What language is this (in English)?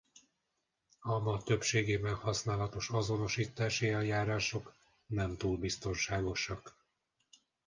Hungarian